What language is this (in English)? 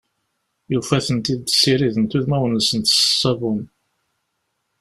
Kabyle